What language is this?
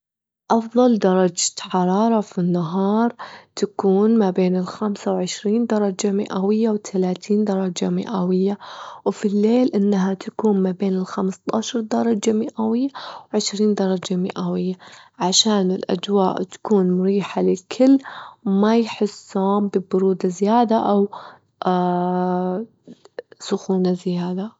Gulf Arabic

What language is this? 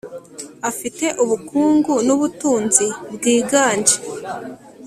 Kinyarwanda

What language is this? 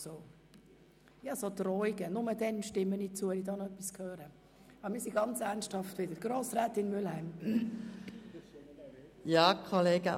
Swiss German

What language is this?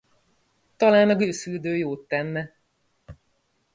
Hungarian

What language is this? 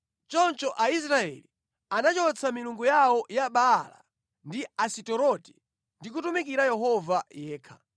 Nyanja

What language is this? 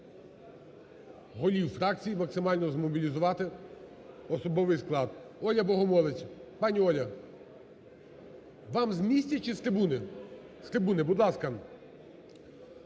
Ukrainian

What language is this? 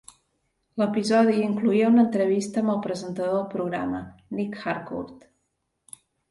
Catalan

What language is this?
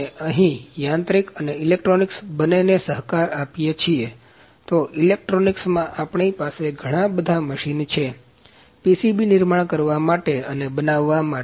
Gujarati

